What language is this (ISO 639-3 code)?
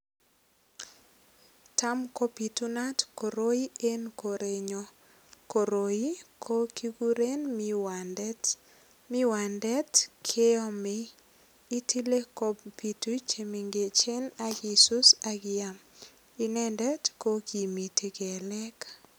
kln